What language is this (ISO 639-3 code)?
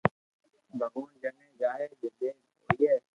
lrk